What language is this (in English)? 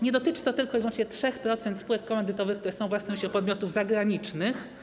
Polish